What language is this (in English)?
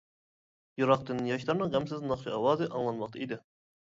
Uyghur